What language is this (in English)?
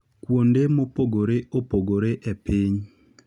Luo (Kenya and Tanzania)